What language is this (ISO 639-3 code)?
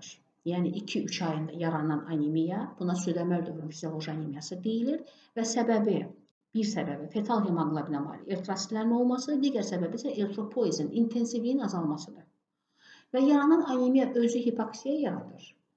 tur